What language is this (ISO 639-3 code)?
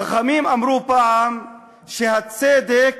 heb